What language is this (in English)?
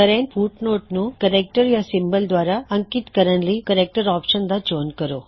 Punjabi